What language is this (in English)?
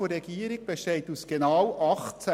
Swiss German